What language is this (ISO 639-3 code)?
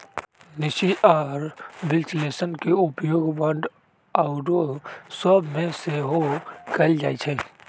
mag